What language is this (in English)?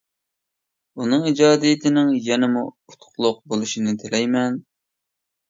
Uyghur